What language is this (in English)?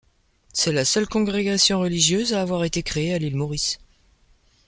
French